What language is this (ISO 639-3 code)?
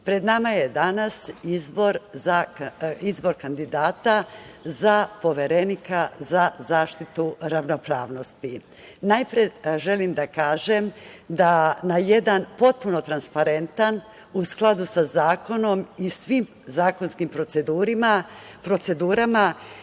srp